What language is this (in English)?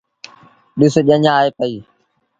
Sindhi Bhil